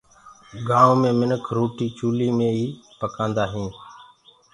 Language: Gurgula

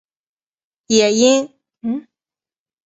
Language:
Chinese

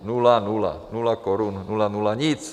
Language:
Czech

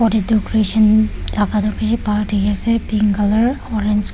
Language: Naga Pidgin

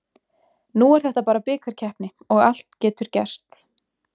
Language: Icelandic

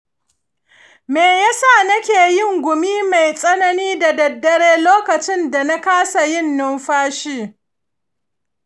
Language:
Hausa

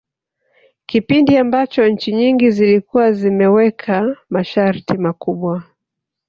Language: Swahili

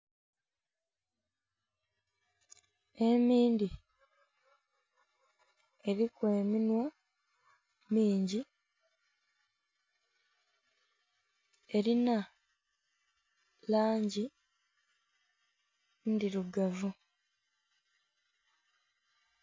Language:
Soga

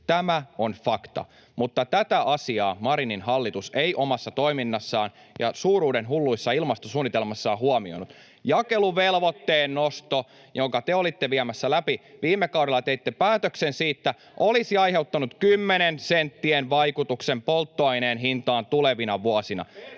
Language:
Finnish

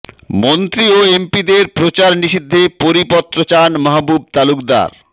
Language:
Bangla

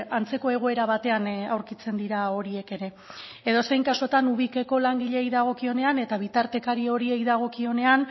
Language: Basque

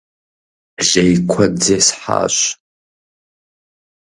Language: Kabardian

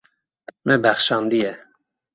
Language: Kurdish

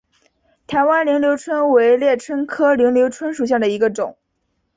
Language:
Chinese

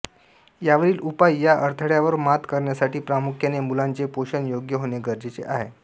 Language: Marathi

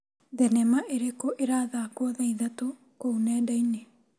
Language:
Kikuyu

